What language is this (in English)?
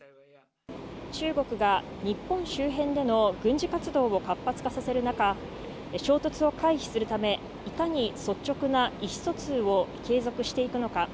Japanese